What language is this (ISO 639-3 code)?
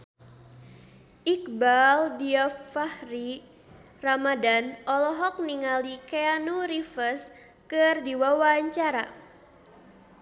sun